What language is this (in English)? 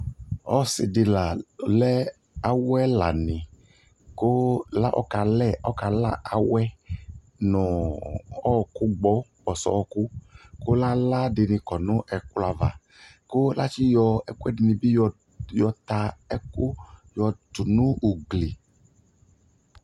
Ikposo